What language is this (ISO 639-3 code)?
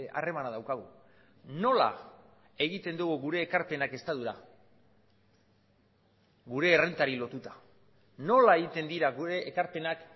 eus